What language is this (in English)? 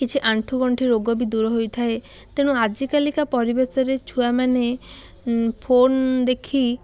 Odia